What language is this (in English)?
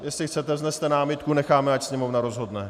Czech